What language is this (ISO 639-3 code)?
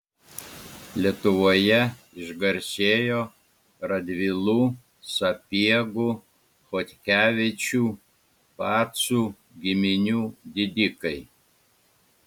lit